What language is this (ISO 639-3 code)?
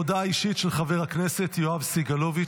heb